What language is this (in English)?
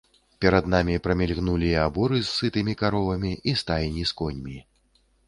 Belarusian